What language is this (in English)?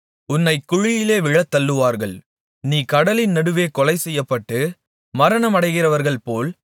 Tamil